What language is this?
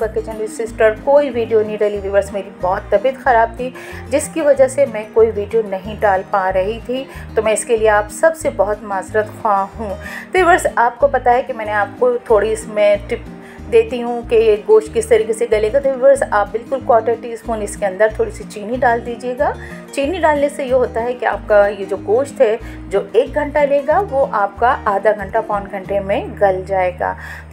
Hindi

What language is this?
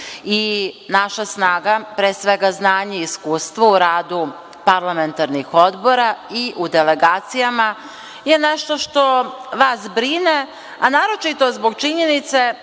Serbian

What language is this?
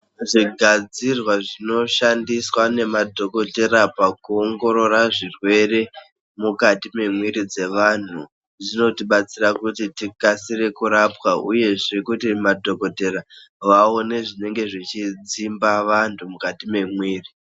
Ndau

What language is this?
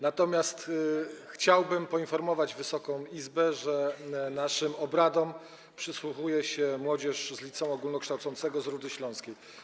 Polish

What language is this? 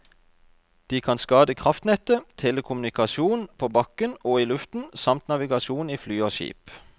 Norwegian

